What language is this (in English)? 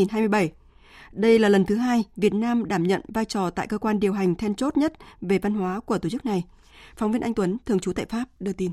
Vietnamese